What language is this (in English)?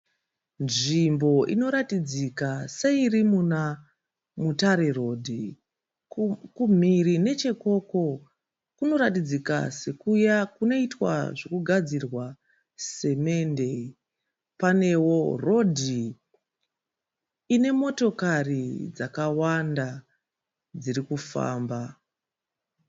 Shona